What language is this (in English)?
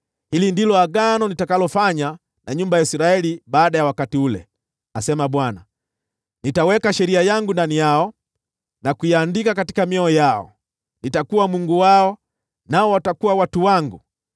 Swahili